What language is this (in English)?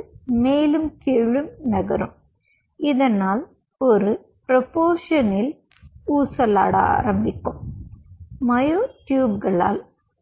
Tamil